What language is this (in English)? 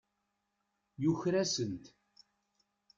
Kabyle